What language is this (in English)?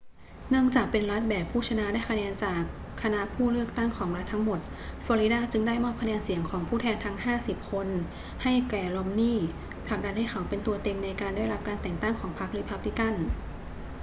Thai